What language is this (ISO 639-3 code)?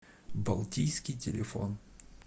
rus